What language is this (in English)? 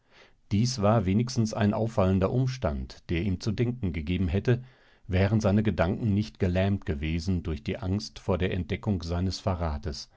German